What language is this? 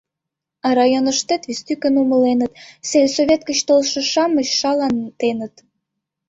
Mari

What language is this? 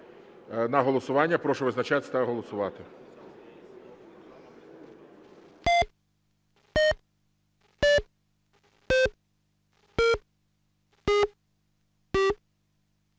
Ukrainian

